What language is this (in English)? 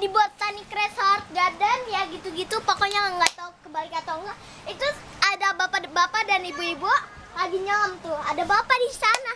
Indonesian